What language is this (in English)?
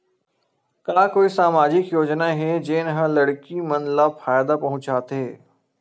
Chhattisgarhi